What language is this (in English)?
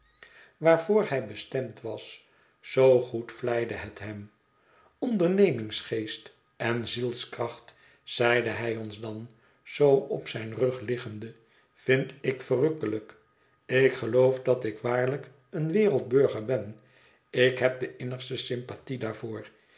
Dutch